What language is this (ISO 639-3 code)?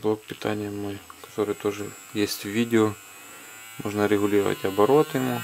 rus